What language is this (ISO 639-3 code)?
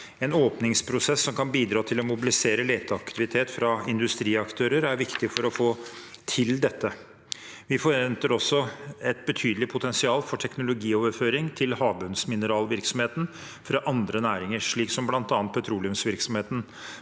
nor